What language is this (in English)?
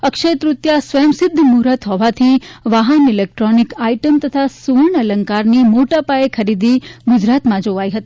Gujarati